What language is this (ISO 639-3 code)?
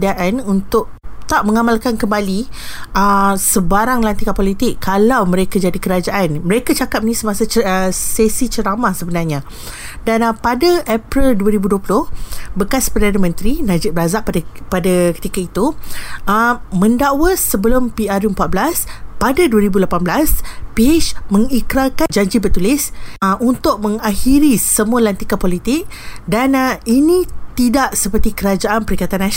msa